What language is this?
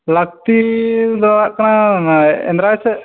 Santali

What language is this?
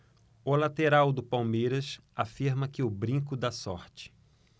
Portuguese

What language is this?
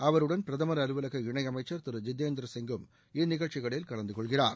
Tamil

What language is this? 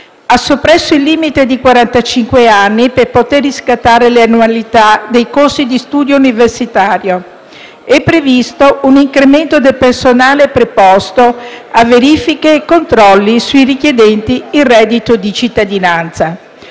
Italian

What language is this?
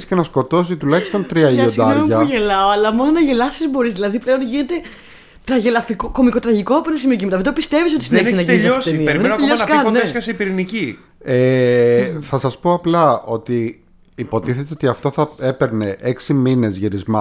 Greek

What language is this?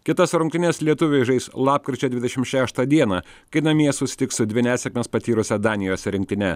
Lithuanian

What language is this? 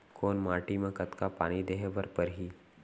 Chhattisgarhi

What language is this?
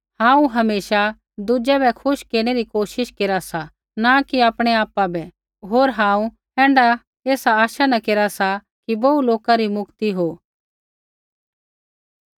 Kullu Pahari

